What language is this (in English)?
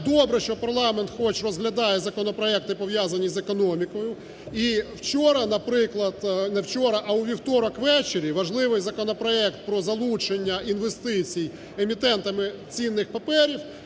Ukrainian